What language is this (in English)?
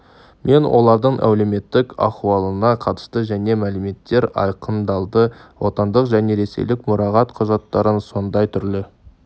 Kazakh